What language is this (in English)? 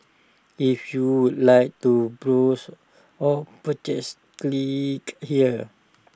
English